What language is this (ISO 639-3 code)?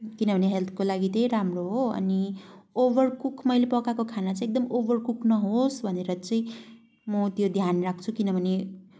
nep